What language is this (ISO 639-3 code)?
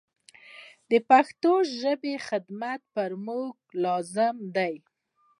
pus